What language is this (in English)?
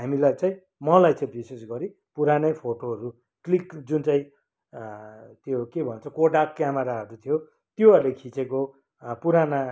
Nepali